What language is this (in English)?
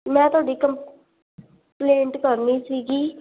Punjabi